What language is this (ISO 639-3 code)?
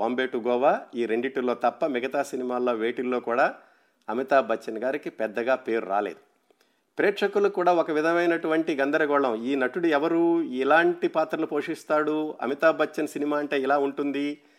tel